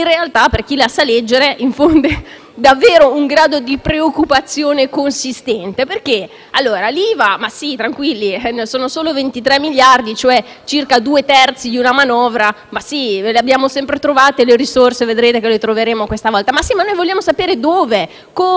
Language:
Italian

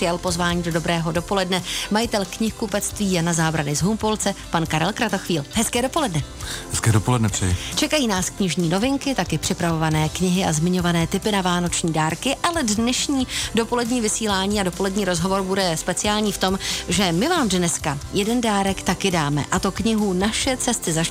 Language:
Czech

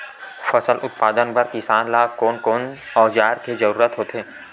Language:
Chhattisgarhi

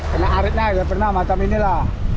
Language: Indonesian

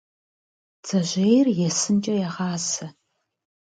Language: Kabardian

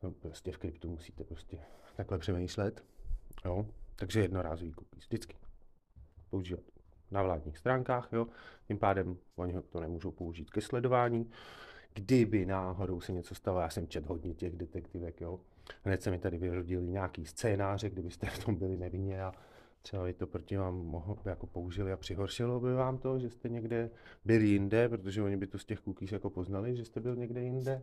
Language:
Czech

